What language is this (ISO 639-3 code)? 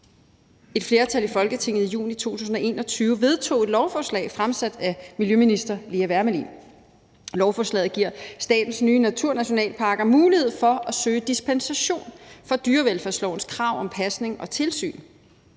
dan